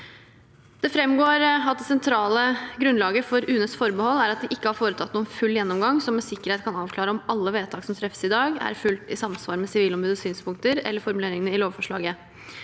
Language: Norwegian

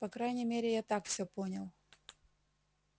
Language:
Russian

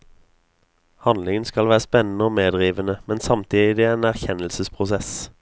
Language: Norwegian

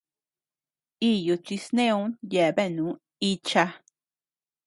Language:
Tepeuxila Cuicatec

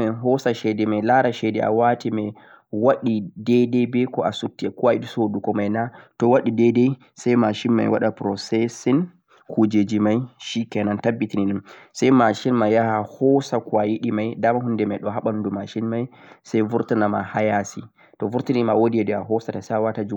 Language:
Central-Eastern Niger Fulfulde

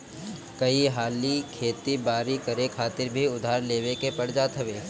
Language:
Bhojpuri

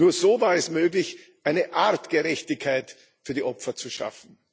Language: German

